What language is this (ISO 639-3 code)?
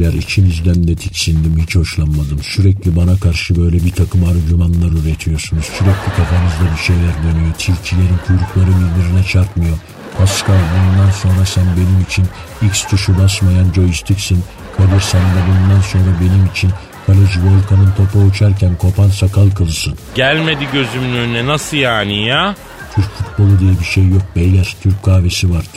tur